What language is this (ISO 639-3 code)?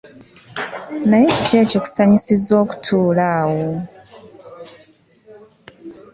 lug